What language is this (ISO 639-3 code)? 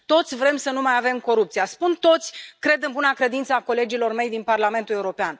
ron